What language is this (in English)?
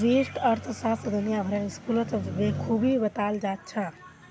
Magahi